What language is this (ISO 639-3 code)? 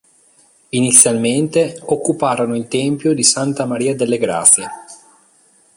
ita